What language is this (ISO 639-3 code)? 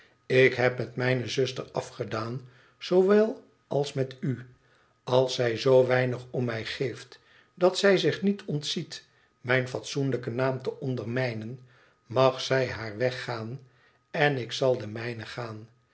nld